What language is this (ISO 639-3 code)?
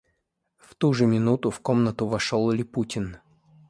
rus